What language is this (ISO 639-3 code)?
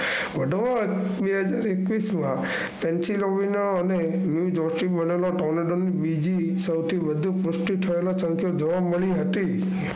guj